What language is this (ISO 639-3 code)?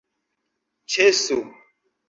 epo